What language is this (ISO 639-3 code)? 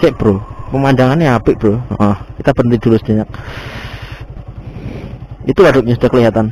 ind